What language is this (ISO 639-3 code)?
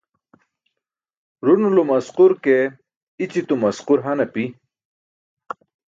bsk